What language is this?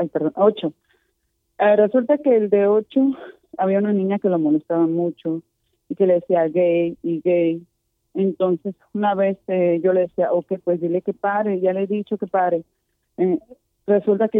Spanish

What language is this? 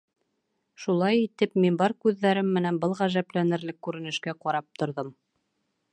Bashkir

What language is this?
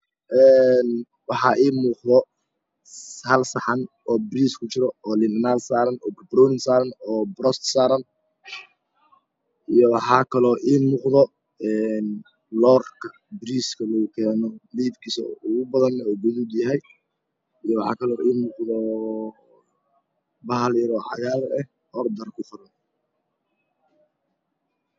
Somali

